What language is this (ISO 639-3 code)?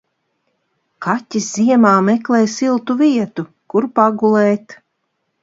lav